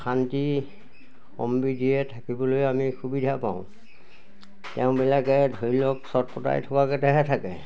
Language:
Assamese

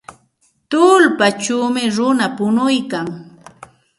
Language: Santa Ana de Tusi Pasco Quechua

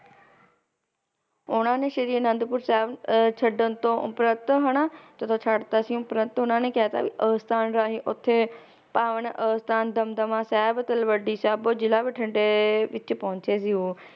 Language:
Punjabi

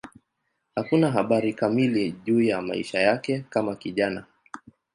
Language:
Swahili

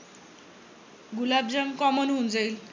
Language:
Marathi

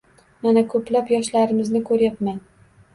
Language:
Uzbek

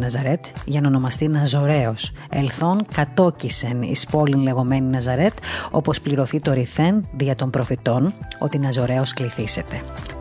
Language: Greek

